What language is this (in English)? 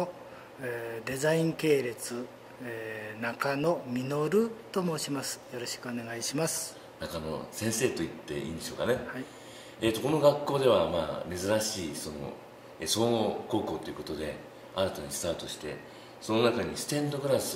Japanese